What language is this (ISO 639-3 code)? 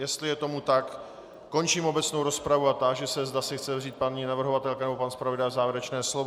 ces